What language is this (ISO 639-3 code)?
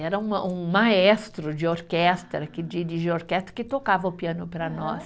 por